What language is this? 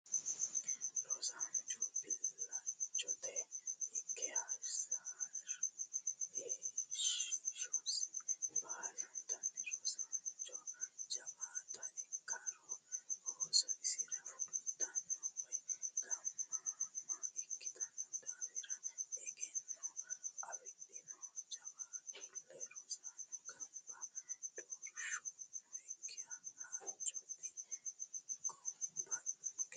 Sidamo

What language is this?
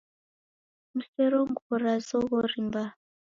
Taita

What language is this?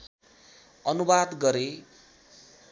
Nepali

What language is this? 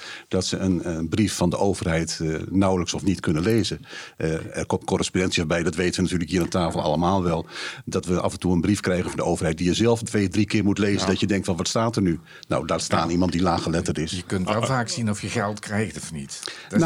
Dutch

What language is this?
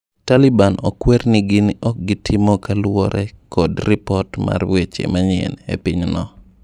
Luo (Kenya and Tanzania)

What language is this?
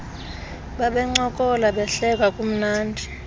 Xhosa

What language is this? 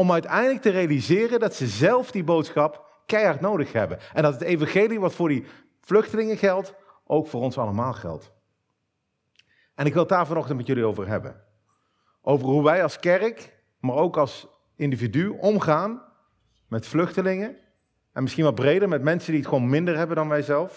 Dutch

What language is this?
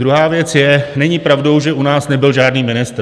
Czech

